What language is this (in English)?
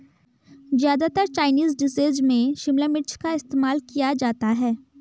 Hindi